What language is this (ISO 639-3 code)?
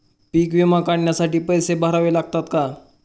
mar